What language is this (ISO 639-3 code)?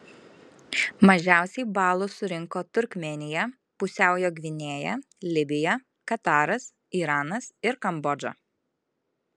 lit